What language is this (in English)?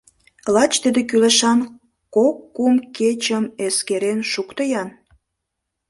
Mari